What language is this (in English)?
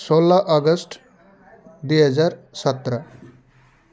Nepali